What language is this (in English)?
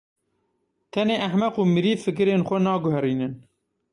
Kurdish